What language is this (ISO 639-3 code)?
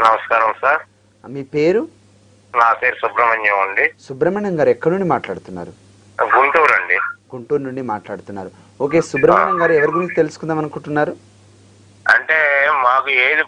tel